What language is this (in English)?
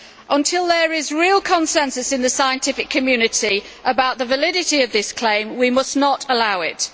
English